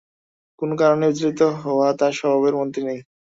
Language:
Bangla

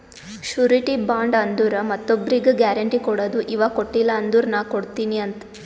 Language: Kannada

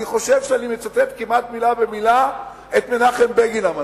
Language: Hebrew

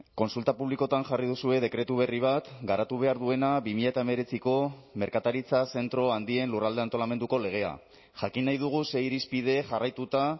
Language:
Basque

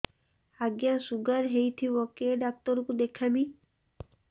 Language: Odia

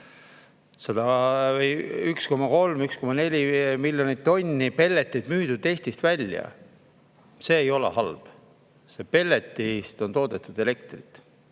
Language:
Estonian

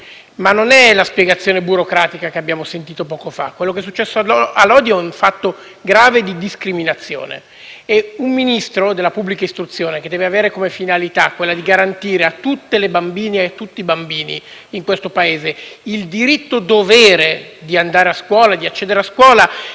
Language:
Italian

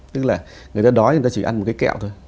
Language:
Vietnamese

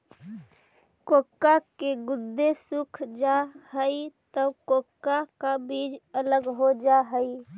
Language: Magahi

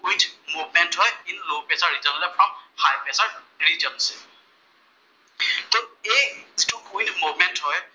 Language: Assamese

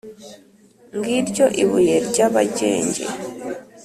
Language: Kinyarwanda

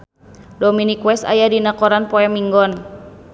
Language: Sundanese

